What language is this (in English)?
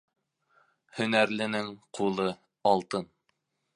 Bashkir